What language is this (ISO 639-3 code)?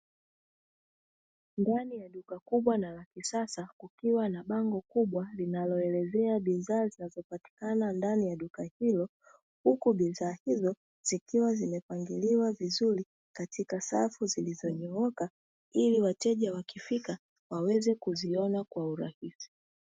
swa